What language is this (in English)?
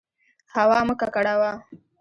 Pashto